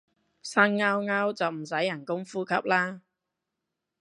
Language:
Cantonese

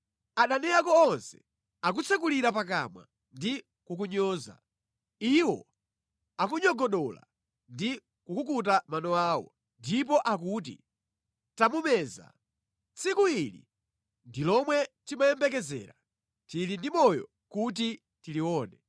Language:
Nyanja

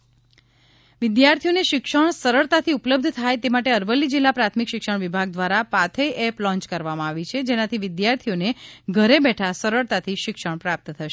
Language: Gujarati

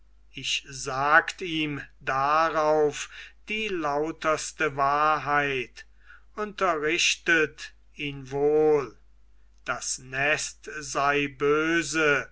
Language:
German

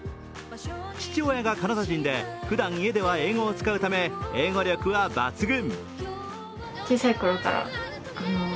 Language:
Japanese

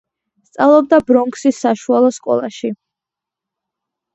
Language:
Georgian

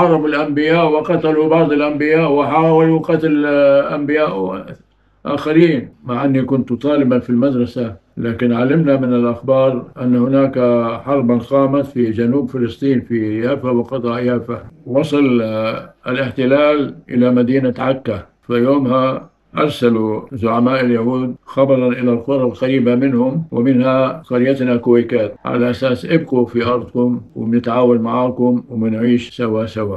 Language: Arabic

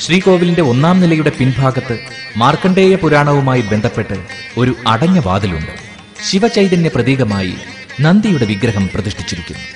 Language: Malayalam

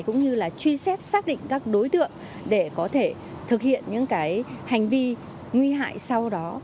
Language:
Vietnamese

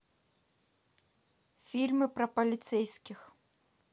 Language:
Russian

